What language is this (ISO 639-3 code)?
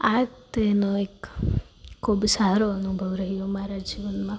guj